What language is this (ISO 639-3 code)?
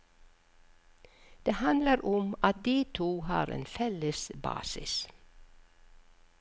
nor